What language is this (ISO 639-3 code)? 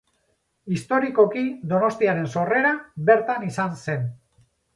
eus